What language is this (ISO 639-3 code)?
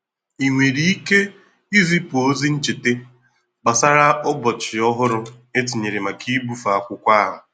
ibo